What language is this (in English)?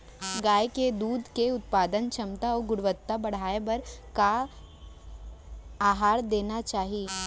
Chhattisgarhi